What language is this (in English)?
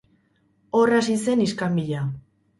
Basque